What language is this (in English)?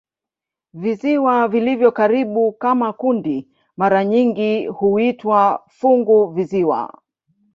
Swahili